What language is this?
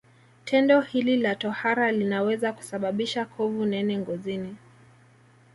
Swahili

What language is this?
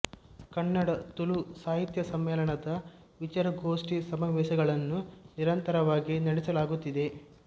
Kannada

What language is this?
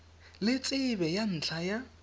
Tswana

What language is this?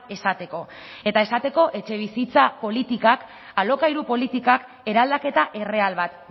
Basque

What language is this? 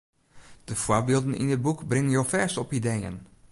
Western Frisian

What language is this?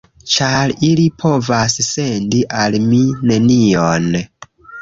Esperanto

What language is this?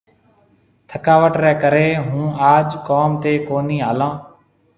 Marwari (Pakistan)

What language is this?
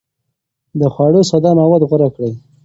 Pashto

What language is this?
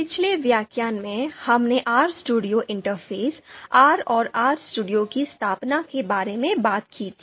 Hindi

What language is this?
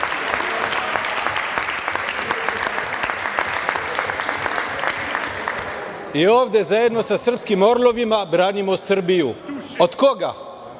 Serbian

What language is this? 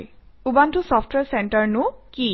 Assamese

